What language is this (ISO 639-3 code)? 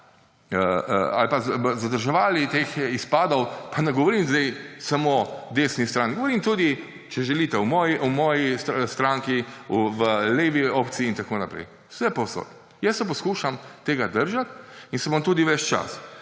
slv